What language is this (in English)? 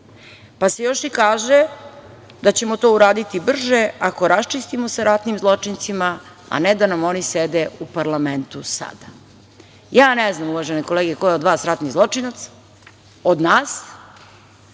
Serbian